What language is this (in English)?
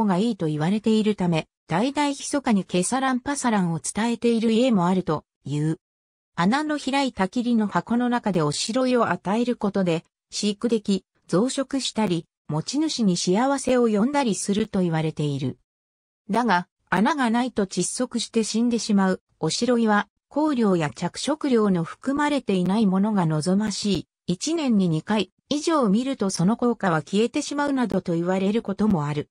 Japanese